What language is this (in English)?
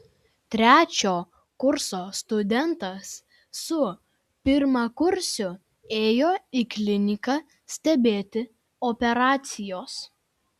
Lithuanian